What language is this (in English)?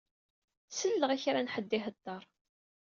Kabyle